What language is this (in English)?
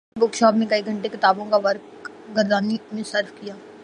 Urdu